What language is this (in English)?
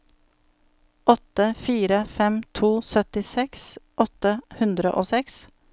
Norwegian